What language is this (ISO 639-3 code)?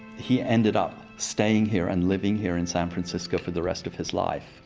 eng